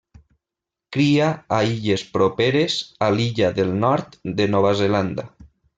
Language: Catalan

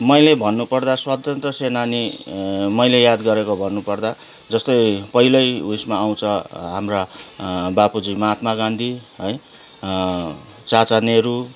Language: Nepali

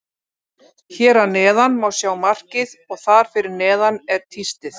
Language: Icelandic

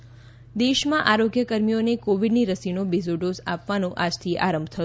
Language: Gujarati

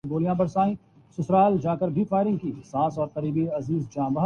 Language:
Urdu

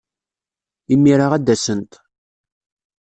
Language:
Kabyle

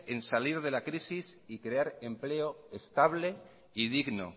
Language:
Spanish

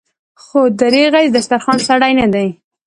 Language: Pashto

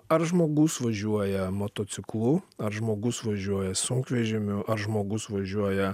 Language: Lithuanian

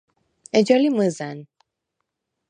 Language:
Svan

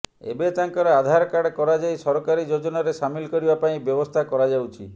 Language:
Odia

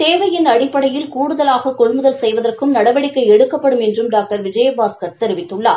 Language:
Tamil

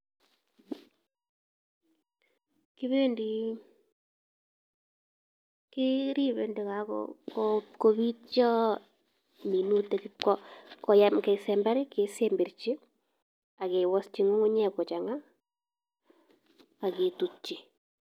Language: Kalenjin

